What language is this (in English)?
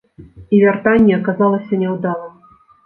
Belarusian